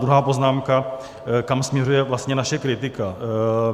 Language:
Czech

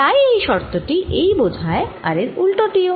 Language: Bangla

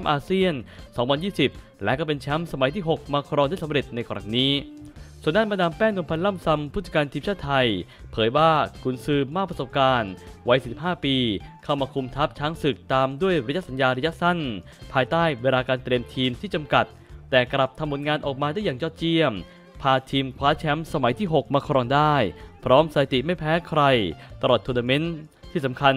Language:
Thai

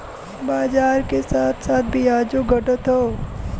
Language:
Bhojpuri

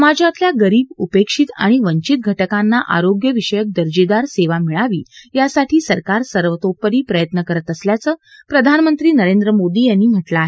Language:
Marathi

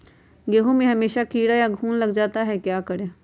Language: Magahi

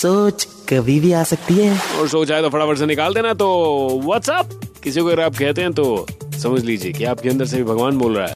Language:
Hindi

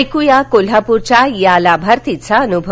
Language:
Marathi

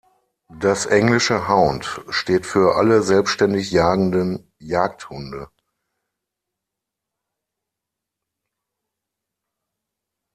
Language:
German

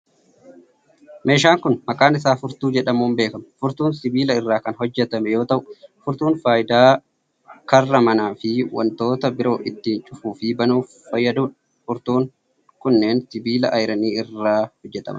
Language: Oromo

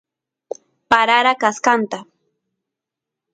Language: Santiago del Estero Quichua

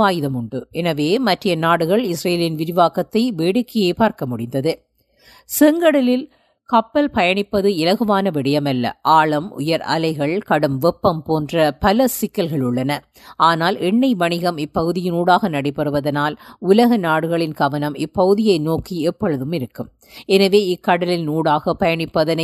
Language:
Tamil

